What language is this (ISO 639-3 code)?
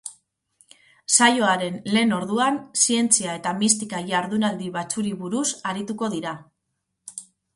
eus